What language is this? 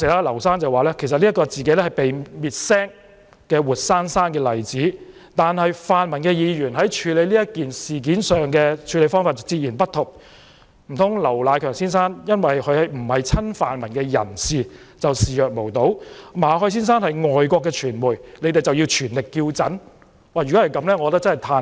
Cantonese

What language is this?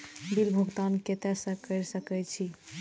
Maithili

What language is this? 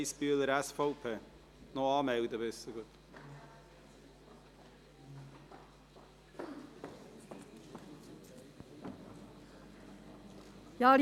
Swiss German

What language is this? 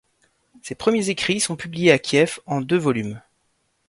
French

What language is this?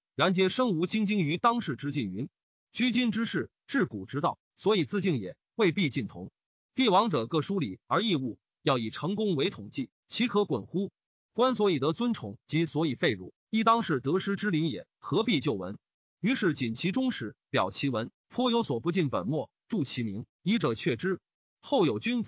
Chinese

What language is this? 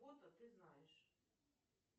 Russian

